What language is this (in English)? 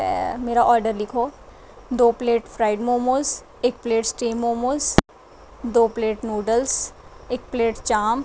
Dogri